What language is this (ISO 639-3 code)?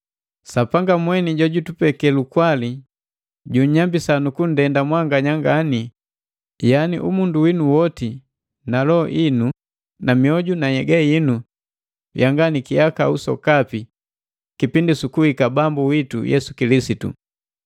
mgv